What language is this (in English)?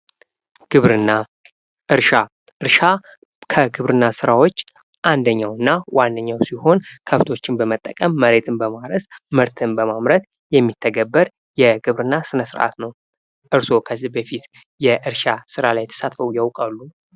Amharic